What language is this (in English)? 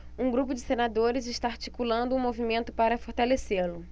Portuguese